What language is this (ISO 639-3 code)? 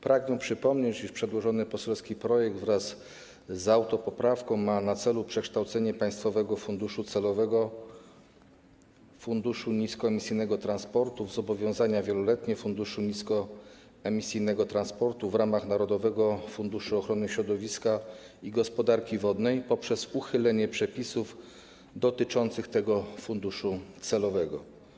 pol